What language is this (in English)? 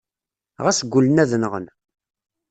Kabyle